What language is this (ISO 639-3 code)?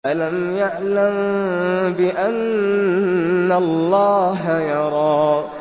ara